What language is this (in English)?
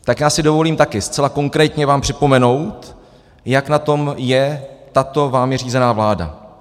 Czech